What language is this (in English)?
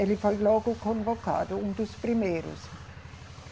Portuguese